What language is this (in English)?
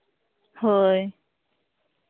Santali